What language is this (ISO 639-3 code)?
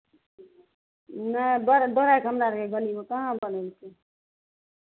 mai